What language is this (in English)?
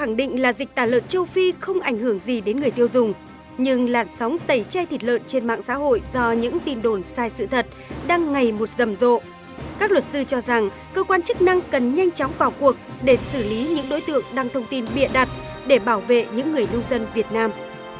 Vietnamese